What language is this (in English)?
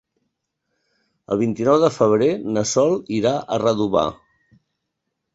Catalan